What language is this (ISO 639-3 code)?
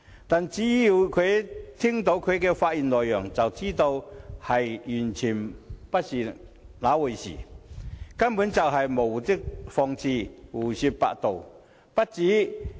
yue